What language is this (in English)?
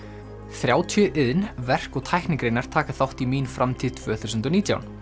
Icelandic